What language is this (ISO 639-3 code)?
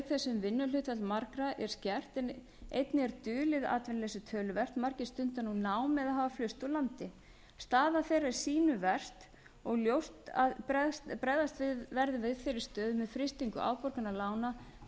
isl